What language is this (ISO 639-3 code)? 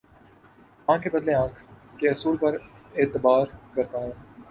urd